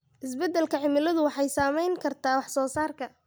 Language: Somali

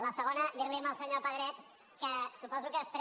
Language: Catalan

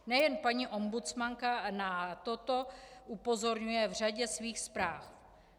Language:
Czech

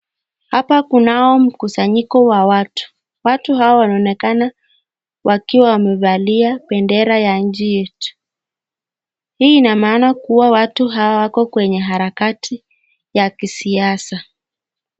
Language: Swahili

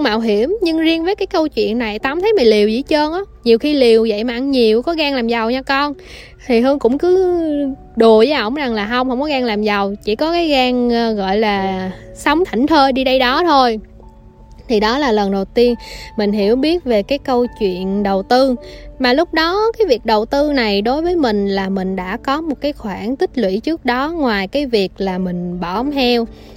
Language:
Vietnamese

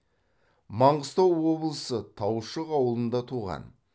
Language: Kazakh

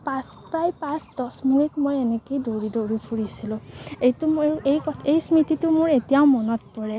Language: Assamese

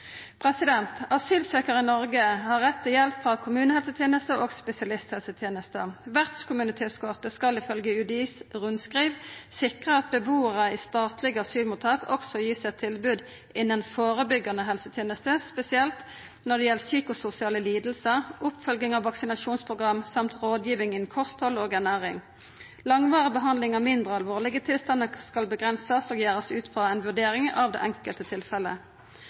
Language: Norwegian Nynorsk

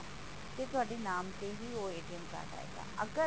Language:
Punjabi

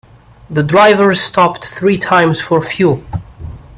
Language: English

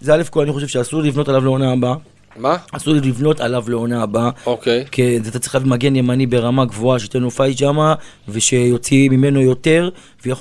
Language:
Hebrew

